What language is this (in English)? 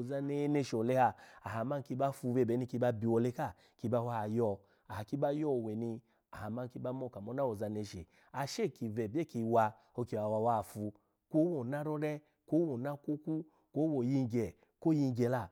Alago